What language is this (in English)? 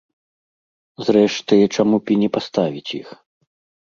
Belarusian